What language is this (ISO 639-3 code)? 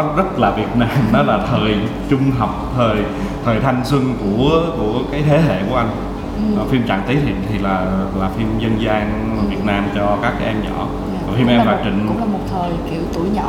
vie